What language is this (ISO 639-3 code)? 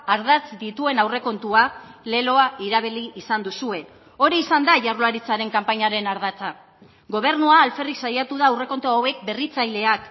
eus